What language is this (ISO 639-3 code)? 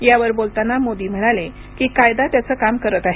mar